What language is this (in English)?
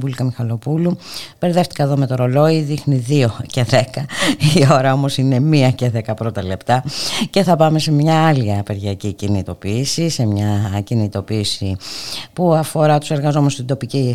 Greek